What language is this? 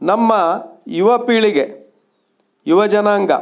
Kannada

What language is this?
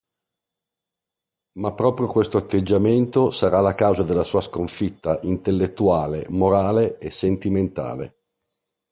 Italian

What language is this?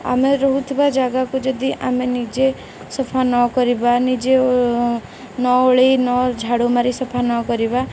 Odia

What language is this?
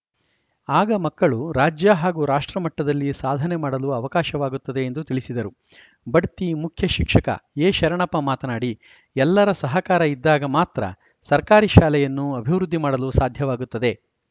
Kannada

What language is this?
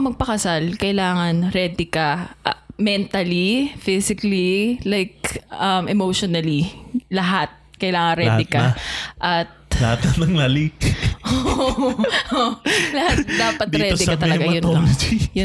Filipino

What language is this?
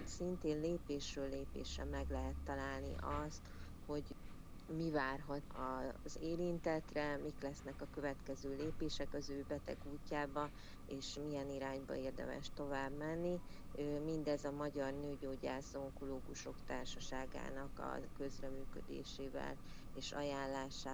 Hungarian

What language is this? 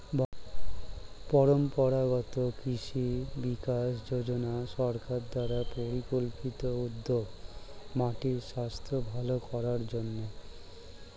Bangla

